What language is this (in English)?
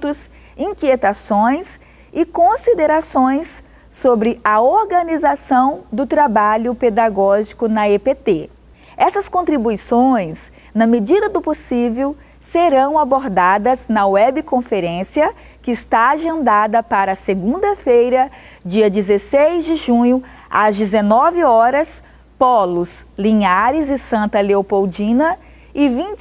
Portuguese